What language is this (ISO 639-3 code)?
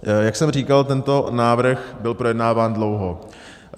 ces